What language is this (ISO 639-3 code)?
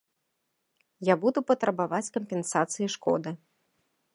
bel